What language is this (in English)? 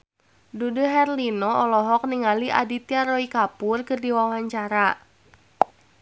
Sundanese